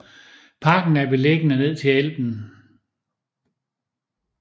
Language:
Danish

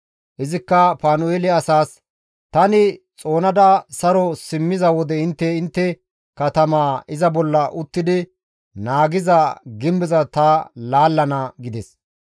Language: Gamo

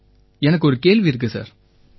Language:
Tamil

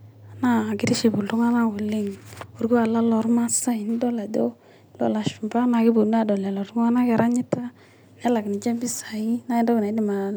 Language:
Masai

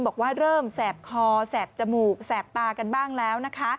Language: Thai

